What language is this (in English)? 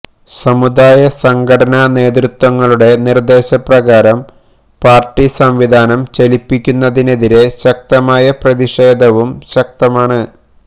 Malayalam